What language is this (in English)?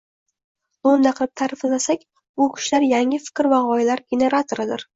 Uzbek